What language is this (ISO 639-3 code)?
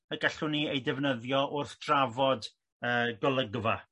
cym